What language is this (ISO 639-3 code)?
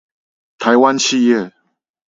zho